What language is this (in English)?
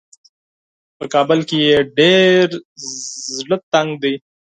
Pashto